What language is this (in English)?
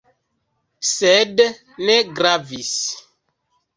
Esperanto